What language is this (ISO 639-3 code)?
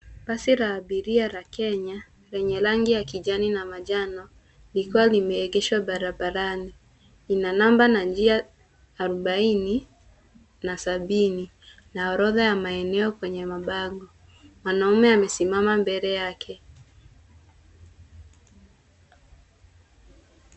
swa